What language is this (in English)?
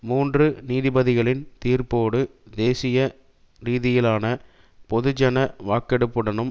Tamil